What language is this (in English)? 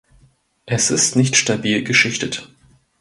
German